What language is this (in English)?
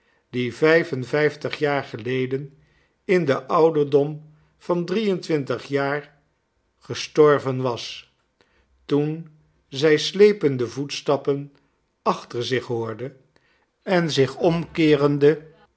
Dutch